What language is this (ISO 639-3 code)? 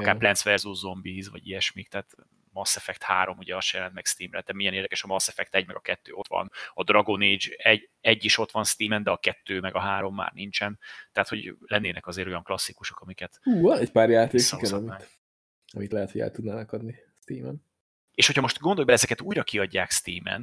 hun